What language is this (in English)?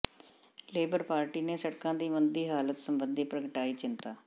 Punjabi